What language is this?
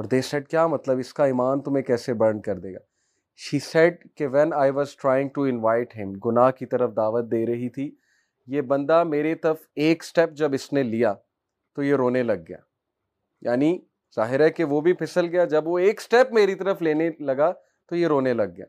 Urdu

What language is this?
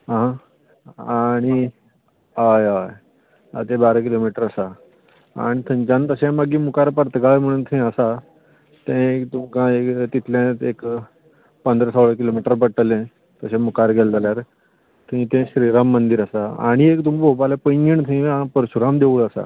Konkani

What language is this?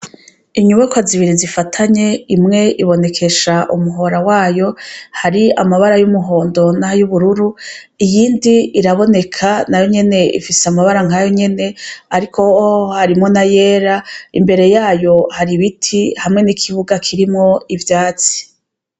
Rundi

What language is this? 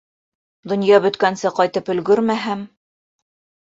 Bashkir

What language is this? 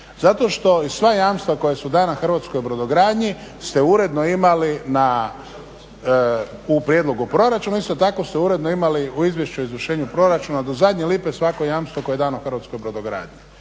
Croatian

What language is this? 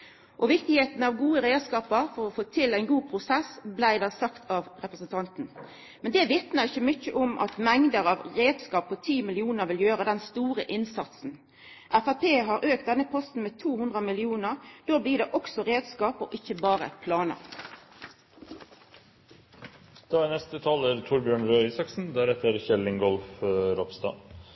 Norwegian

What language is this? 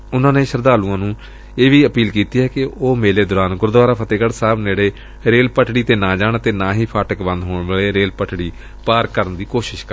Punjabi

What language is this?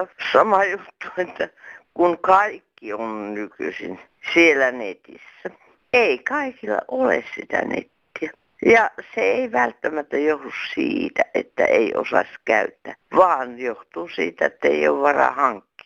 Finnish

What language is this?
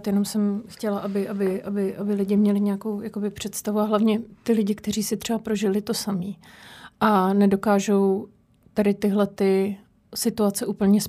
Czech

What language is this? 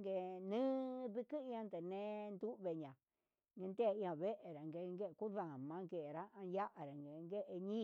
Huitepec Mixtec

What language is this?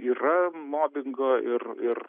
Lithuanian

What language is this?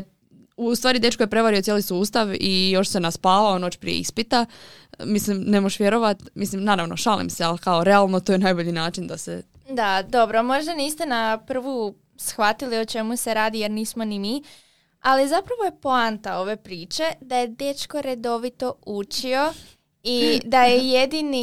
Croatian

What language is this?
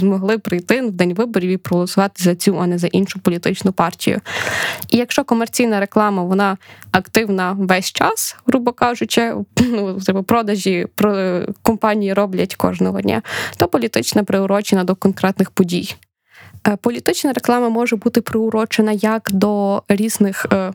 Ukrainian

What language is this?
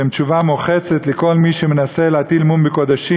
Hebrew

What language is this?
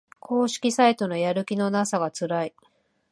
Japanese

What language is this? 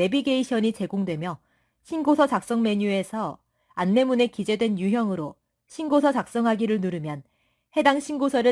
Korean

